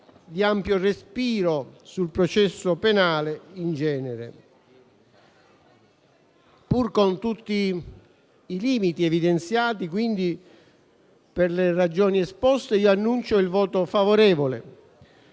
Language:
Italian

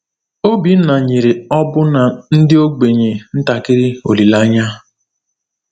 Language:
Igbo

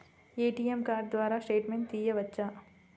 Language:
Telugu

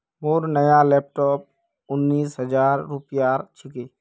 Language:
Magahi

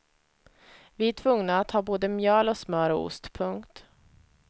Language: Swedish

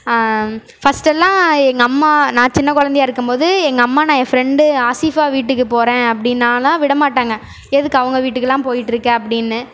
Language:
Tamil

